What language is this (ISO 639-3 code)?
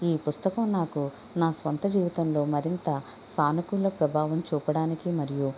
tel